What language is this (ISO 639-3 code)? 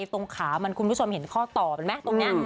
tha